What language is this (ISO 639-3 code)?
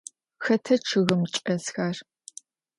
ady